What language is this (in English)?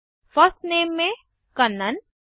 Hindi